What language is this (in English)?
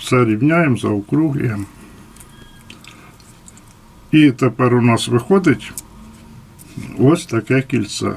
Ukrainian